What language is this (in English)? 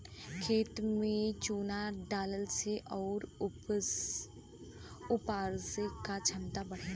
Bhojpuri